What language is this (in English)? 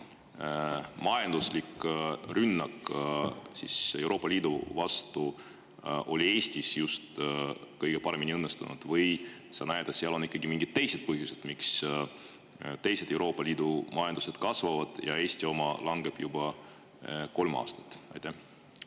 Estonian